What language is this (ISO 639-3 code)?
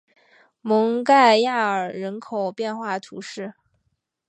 zho